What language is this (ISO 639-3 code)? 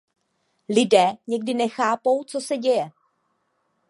ces